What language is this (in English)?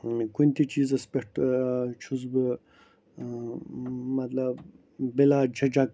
Kashmiri